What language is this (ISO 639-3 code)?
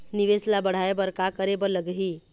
hne